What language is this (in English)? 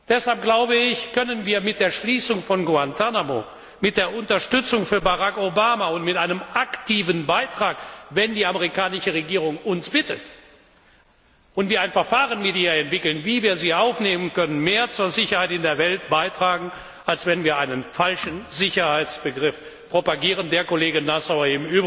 German